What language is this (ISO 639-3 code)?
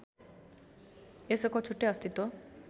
nep